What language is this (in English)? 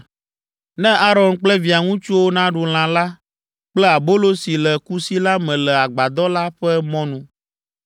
Ewe